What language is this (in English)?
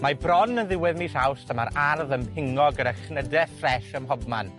Welsh